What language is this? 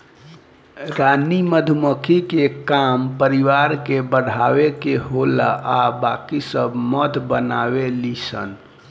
Bhojpuri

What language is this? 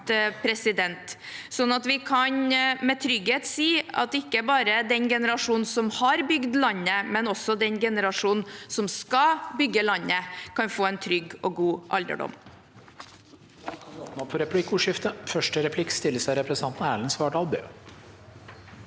Norwegian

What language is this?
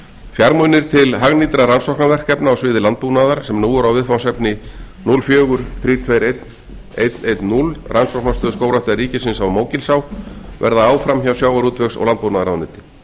Icelandic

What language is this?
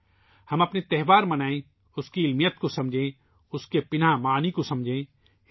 Urdu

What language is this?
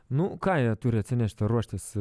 Lithuanian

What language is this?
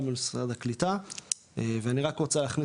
Hebrew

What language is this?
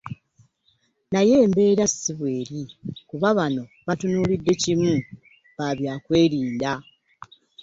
Ganda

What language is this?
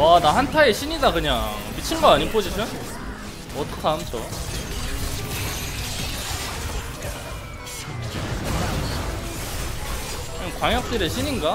Korean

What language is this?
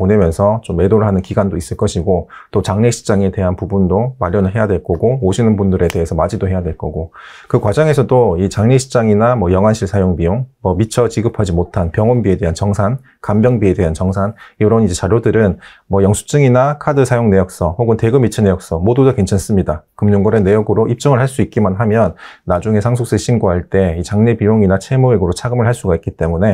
Korean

